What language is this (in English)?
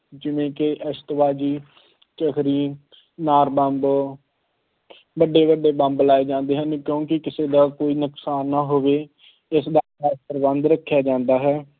Punjabi